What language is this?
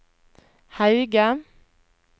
Norwegian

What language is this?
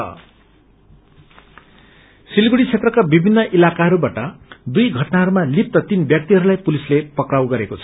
Nepali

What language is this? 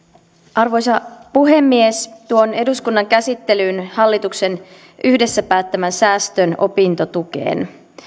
Finnish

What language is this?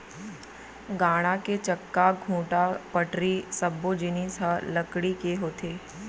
Chhattisgarhi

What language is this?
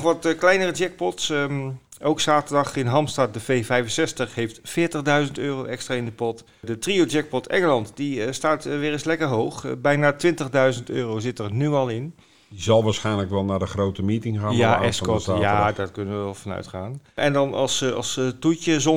Dutch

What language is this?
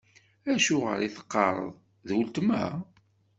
Kabyle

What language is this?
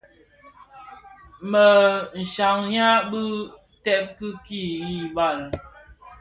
Bafia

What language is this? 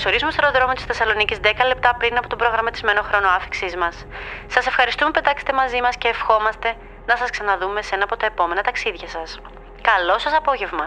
Greek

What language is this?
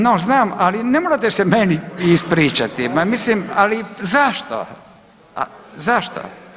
Croatian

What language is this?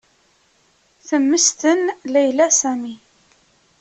Kabyle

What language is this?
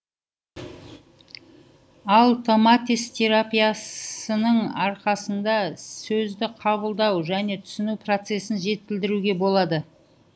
Kazakh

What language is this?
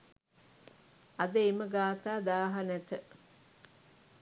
Sinhala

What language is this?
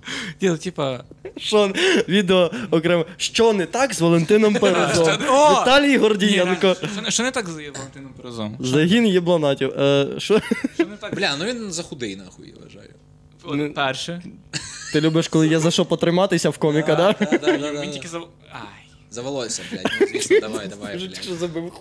Ukrainian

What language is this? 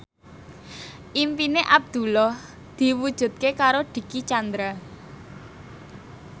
Javanese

